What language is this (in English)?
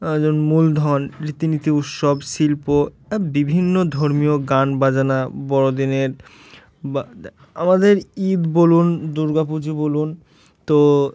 Bangla